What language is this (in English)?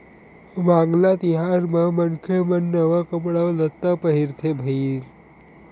Chhattisgarhi